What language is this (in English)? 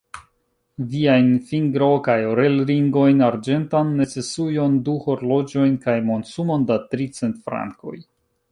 Esperanto